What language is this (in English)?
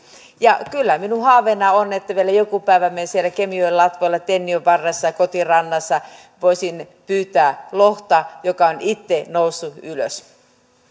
Finnish